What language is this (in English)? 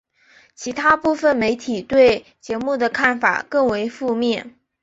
Chinese